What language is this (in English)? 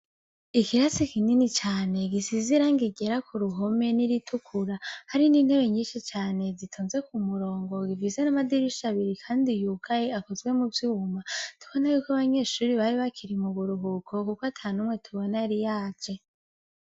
Rundi